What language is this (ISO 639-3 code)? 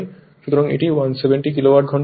ben